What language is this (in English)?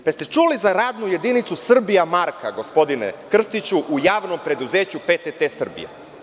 Serbian